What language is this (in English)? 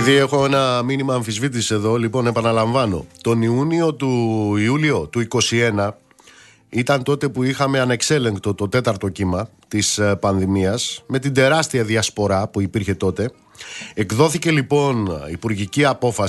Greek